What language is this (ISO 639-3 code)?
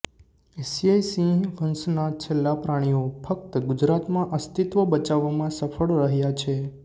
guj